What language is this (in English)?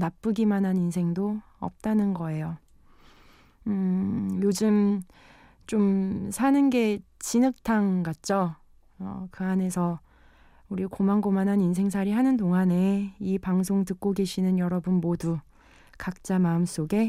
Korean